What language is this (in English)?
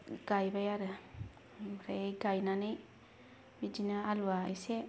Bodo